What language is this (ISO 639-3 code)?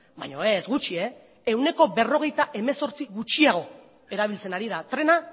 eus